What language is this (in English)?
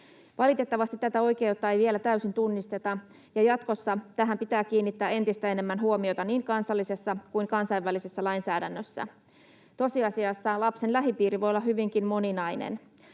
Finnish